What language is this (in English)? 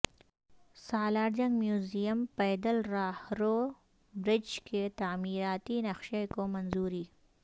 Urdu